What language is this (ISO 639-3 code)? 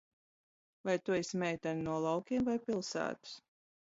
lav